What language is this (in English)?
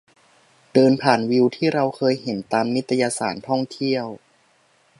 Thai